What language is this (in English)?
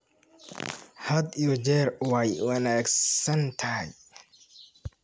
Somali